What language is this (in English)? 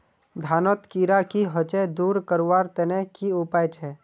Magahi